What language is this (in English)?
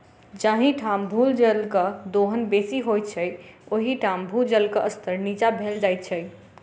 Maithili